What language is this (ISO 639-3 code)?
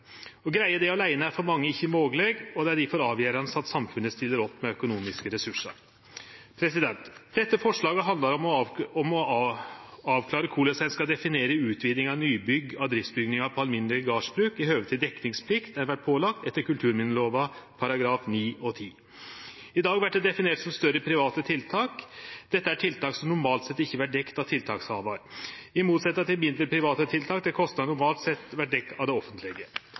nno